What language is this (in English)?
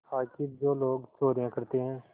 Hindi